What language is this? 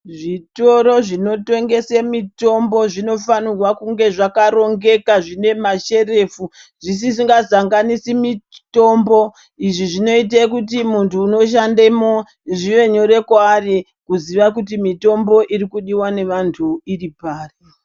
Ndau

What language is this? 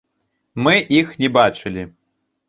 Belarusian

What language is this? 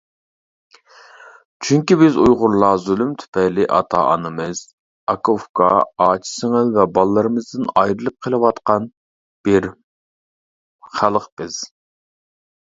Uyghur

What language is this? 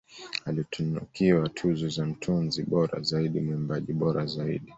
Swahili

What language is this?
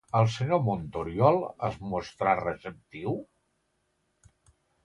Catalan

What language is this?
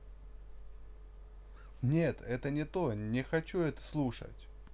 Russian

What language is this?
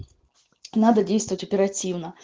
Russian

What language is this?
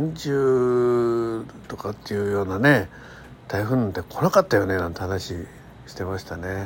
Japanese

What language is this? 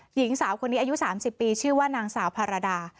Thai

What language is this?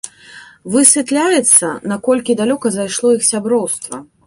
Belarusian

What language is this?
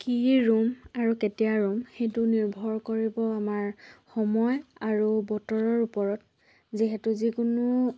Assamese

